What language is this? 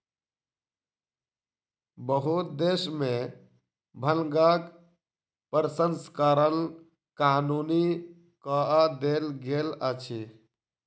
Maithili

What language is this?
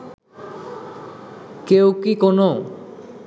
Bangla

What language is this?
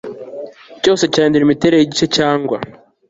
Kinyarwanda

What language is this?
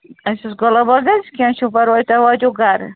Kashmiri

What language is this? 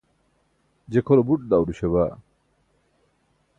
Burushaski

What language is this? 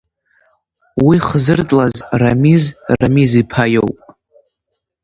Abkhazian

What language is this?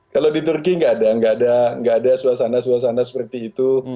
Indonesian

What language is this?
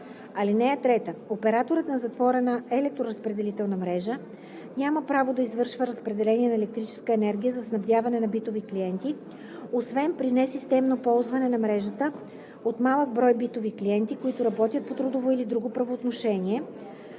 Bulgarian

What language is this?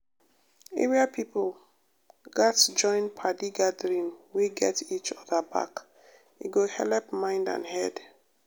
Nigerian Pidgin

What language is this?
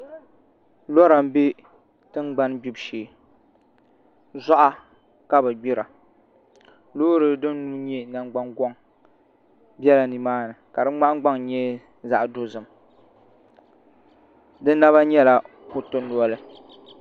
Dagbani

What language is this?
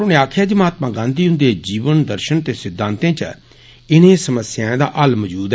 Dogri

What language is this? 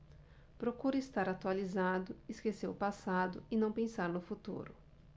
Portuguese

